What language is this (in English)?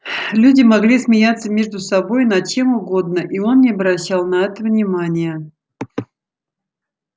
Russian